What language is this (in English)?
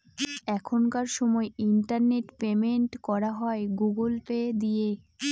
Bangla